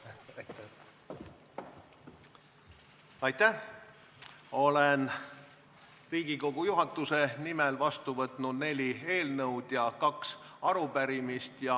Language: Estonian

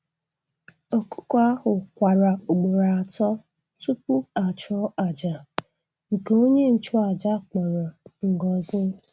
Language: Igbo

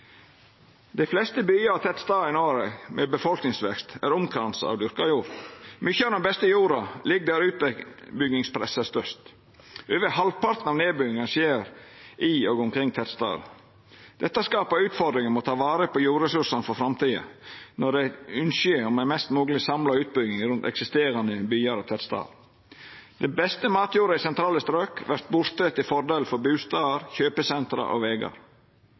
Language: Norwegian Nynorsk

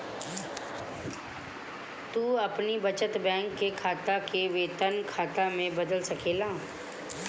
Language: Bhojpuri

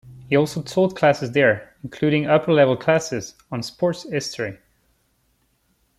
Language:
English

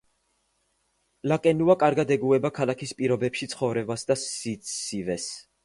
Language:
Georgian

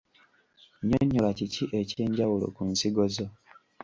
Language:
Ganda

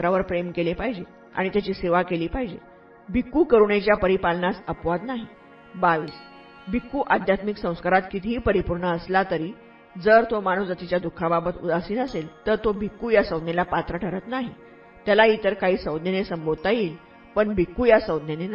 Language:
Marathi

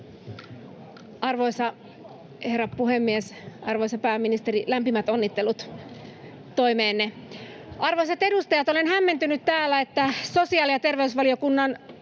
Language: Finnish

